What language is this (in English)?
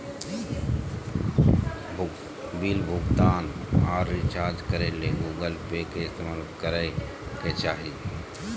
Magahi